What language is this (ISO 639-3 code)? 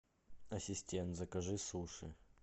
rus